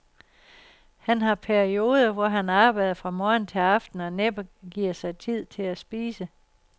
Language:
Danish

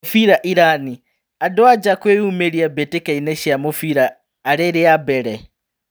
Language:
Kikuyu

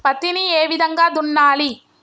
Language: Telugu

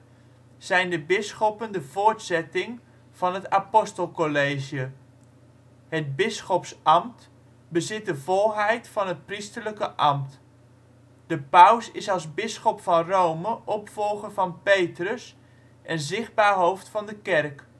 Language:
Dutch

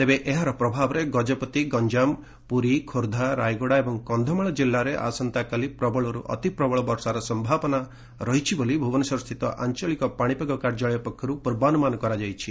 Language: Odia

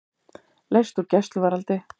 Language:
Icelandic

